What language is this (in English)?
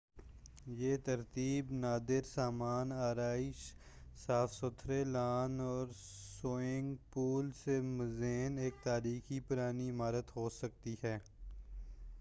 Urdu